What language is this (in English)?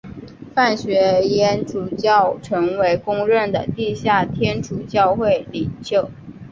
Chinese